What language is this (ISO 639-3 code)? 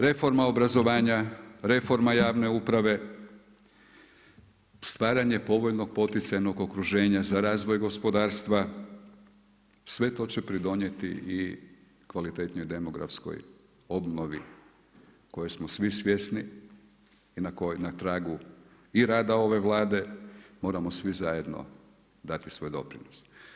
hrv